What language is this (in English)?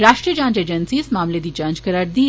Dogri